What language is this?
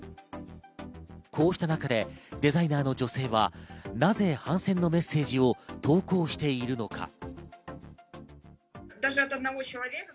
Japanese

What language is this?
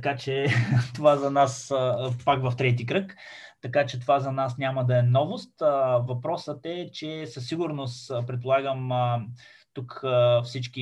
Bulgarian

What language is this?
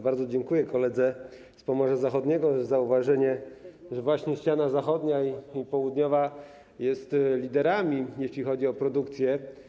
Polish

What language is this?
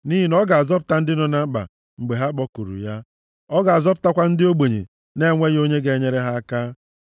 Igbo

